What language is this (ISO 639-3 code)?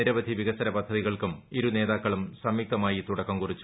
mal